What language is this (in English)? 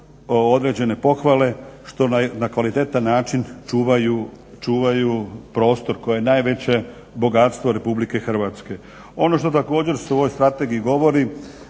Croatian